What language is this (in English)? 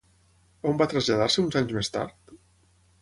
Catalan